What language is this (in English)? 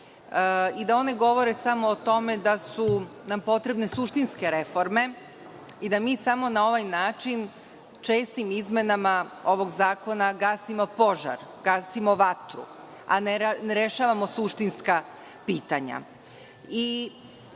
Serbian